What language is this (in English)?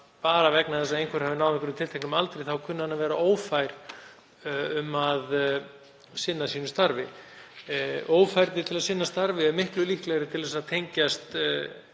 Icelandic